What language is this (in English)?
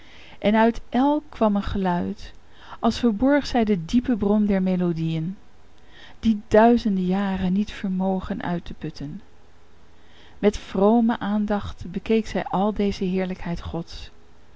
Dutch